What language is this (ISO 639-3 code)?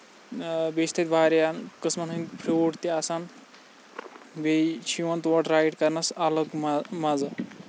kas